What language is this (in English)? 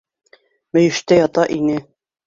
Bashkir